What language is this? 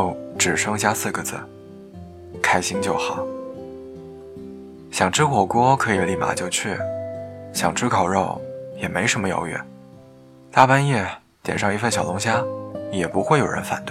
Chinese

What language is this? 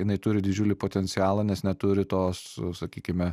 Lithuanian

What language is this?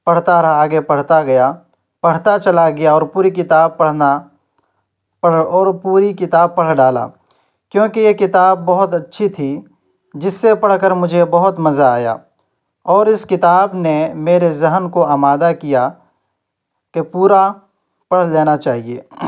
Urdu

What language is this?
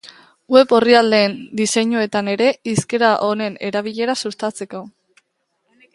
Basque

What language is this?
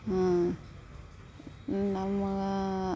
Kannada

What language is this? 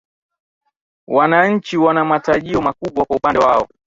Swahili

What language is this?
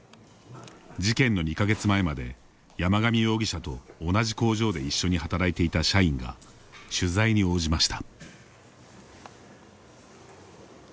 Japanese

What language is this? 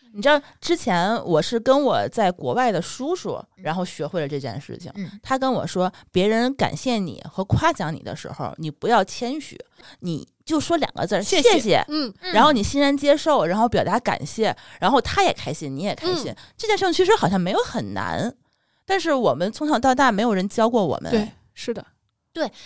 Chinese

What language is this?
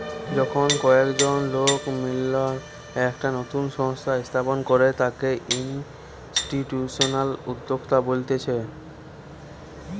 Bangla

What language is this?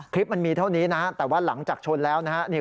Thai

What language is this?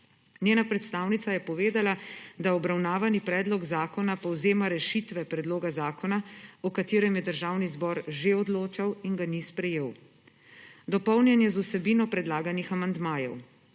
Slovenian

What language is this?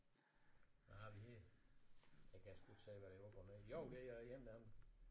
Danish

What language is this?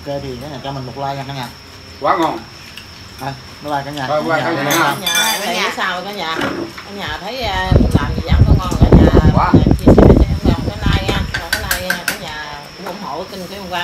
Vietnamese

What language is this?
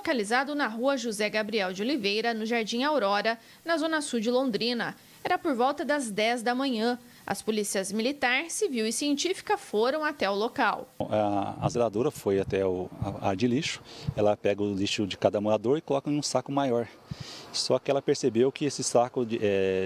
Portuguese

